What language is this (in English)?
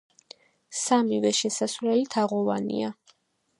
Georgian